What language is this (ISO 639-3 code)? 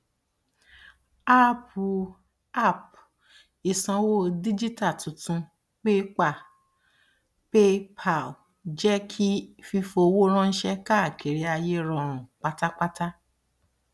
yor